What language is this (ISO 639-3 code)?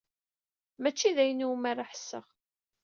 kab